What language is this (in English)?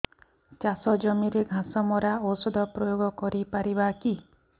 Odia